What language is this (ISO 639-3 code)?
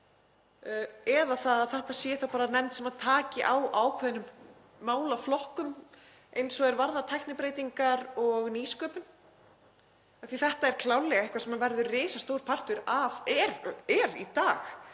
isl